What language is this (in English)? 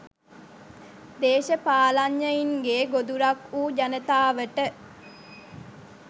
Sinhala